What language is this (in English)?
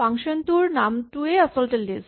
Assamese